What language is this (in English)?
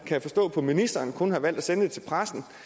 Danish